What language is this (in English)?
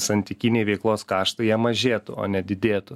Lithuanian